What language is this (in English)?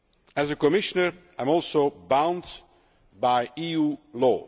English